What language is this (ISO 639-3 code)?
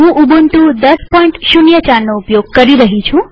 guj